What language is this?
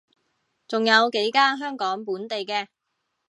Cantonese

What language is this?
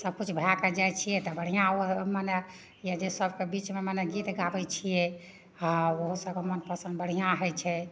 Maithili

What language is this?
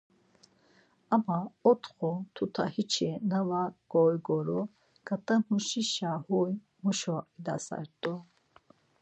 Laz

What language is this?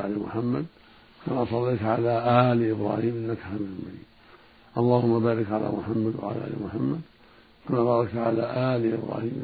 Arabic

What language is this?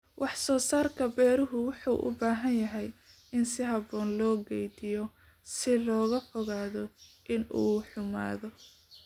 Somali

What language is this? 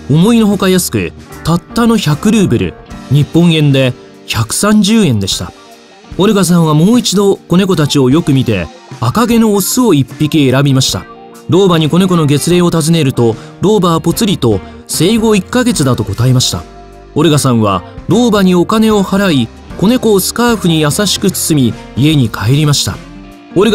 Japanese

